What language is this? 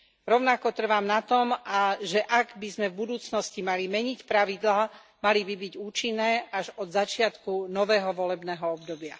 Slovak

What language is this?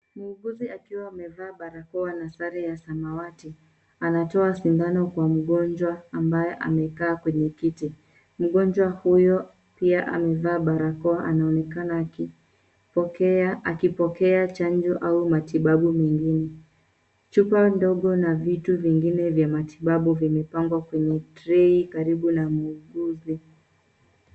Swahili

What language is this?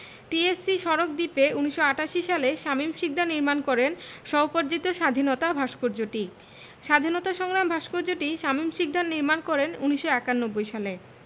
Bangla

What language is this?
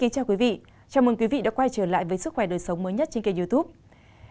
Vietnamese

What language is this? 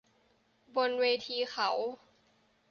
Thai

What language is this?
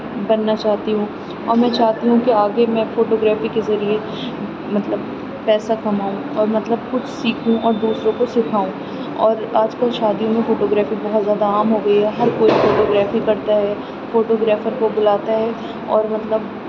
Urdu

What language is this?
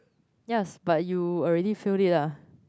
English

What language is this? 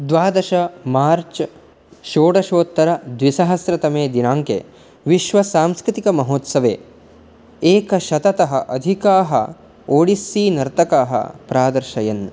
Sanskrit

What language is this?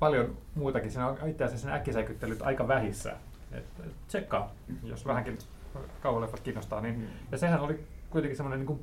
Finnish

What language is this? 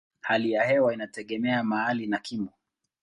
Swahili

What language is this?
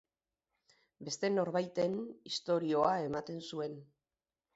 Basque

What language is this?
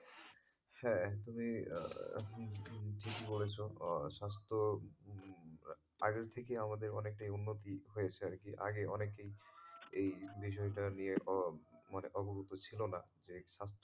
Bangla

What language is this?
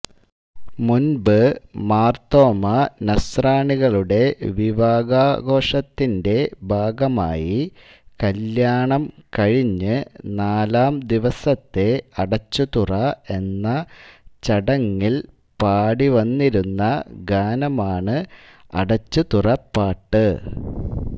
Malayalam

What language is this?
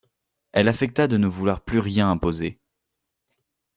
French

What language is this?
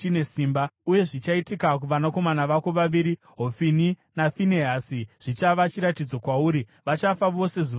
Shona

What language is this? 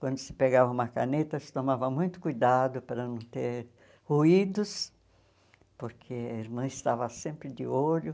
Portuguese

